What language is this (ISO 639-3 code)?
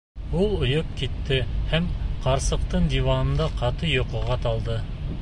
bak